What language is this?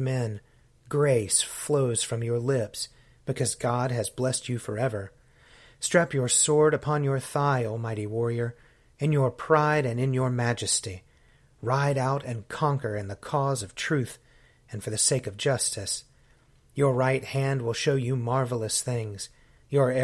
English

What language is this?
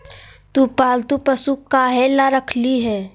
Magahi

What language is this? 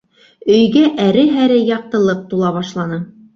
Bashkir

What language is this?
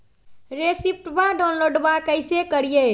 Magahi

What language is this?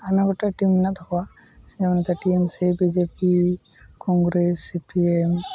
Santali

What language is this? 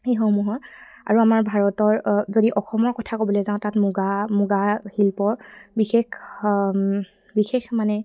Assamese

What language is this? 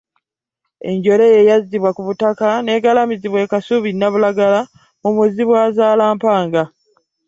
Ganda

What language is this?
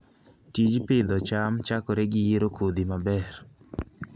Luo (Kenya and Tanzania)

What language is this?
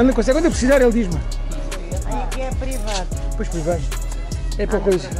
Portuguese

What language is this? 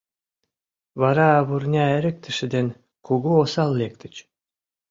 Mari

